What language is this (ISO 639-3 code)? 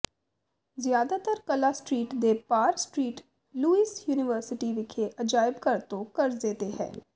pan